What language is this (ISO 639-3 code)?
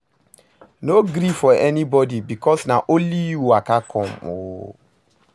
pcm